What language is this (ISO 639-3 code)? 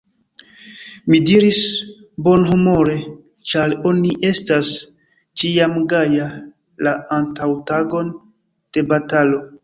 epo